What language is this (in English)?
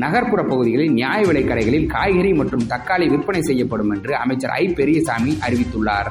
Tamil